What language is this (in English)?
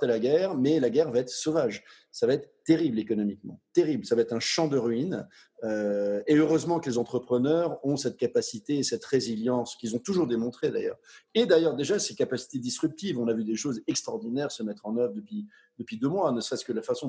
French